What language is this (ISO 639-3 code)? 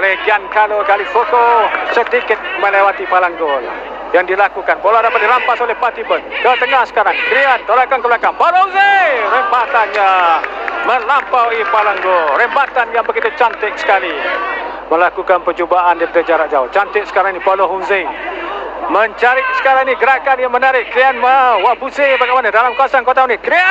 msa